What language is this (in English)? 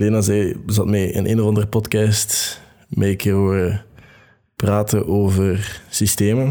Dutch